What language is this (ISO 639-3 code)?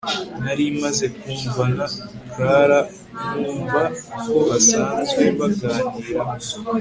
kin